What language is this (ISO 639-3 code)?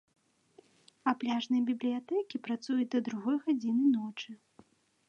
bel